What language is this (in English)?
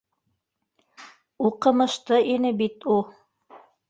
Bashkir